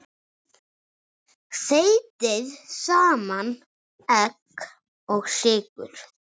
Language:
Icelandic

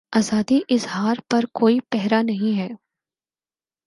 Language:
Urdu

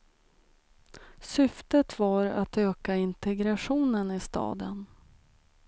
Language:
Swedish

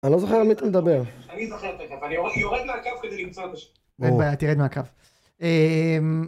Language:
Hebrew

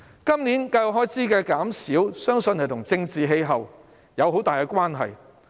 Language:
Cantonese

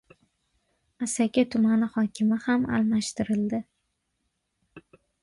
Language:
Uzbek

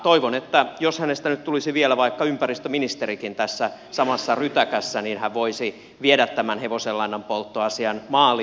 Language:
Finnish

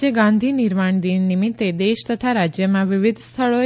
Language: Gujarati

